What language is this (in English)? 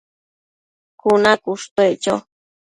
Matsés